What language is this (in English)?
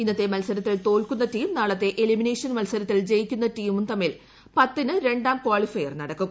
Malayalam